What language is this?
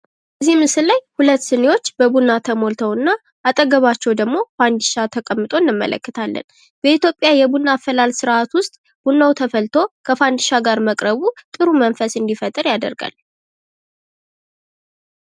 Amharic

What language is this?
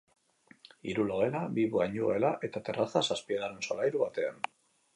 Basque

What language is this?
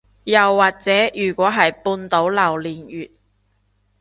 Cantonese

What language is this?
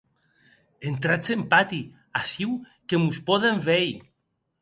Occitan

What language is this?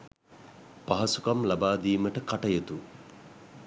Sinhala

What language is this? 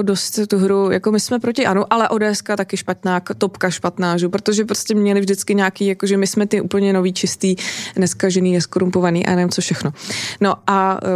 Czech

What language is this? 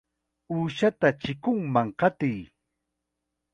Chiquián Ancash Quechua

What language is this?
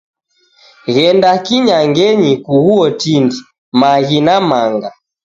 Taita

